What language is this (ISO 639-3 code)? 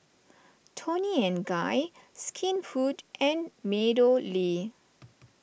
eng